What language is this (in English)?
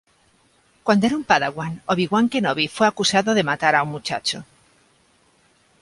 Spanish